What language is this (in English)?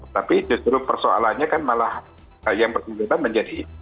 Indonesian